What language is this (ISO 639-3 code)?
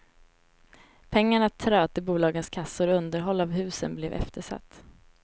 swe